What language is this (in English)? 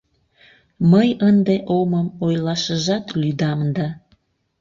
Mari